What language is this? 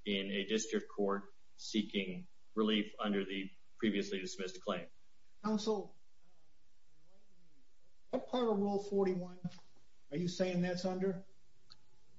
English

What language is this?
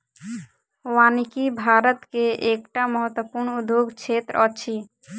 Maithili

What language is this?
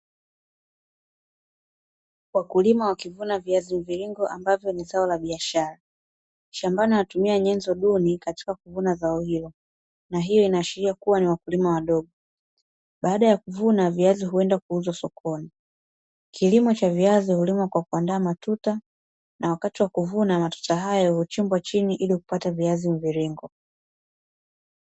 Swahili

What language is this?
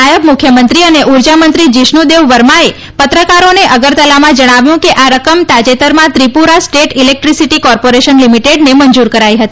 Gujarati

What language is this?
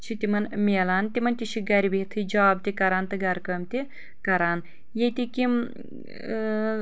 Kashmiri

